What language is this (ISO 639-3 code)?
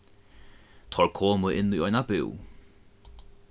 fao